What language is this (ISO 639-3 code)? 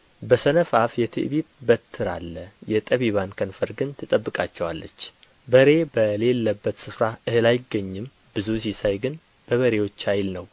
amh